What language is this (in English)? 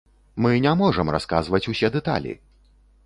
Belarusian